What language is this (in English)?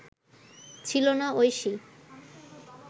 Bangla